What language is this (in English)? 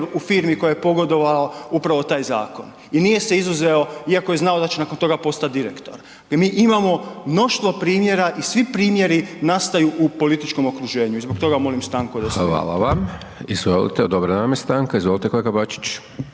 Croatian